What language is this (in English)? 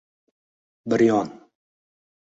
Uzbek